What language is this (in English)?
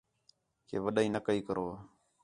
Khetrani